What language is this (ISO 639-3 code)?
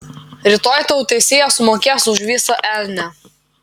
lit